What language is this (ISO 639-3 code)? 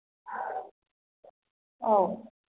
mni